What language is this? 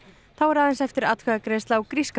Icelandic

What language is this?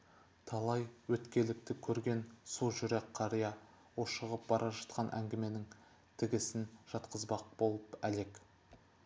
Kazakh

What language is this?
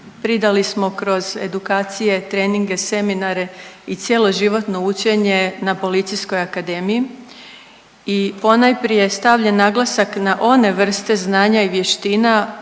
Croatian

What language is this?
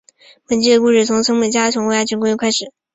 Chinese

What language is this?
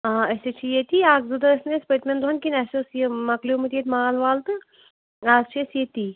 Kashmiri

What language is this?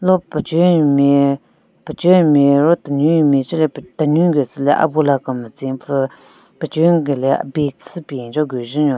Southern Rengma Naga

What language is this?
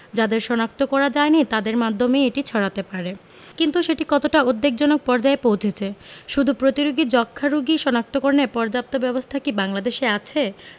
Bangla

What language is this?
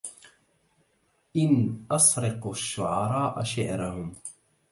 Arabic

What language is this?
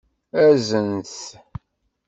Kabyle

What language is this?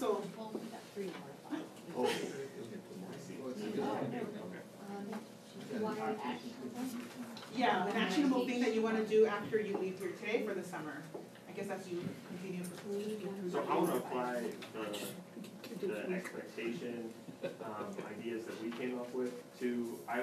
English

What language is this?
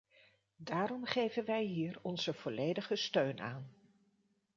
Dutch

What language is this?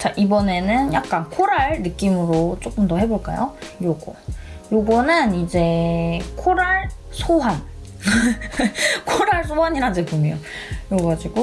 Korean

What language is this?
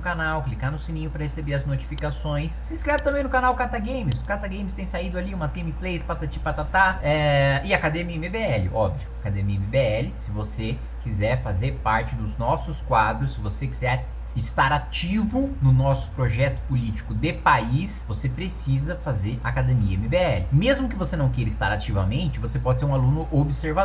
Portuguese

